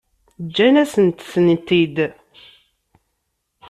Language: Kabyle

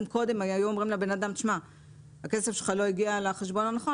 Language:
Hebrew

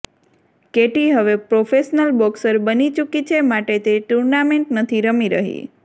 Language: Gujarati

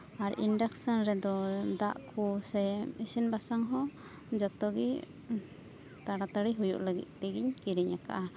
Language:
Santali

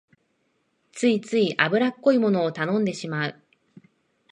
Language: Japanese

